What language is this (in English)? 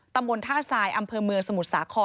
Thai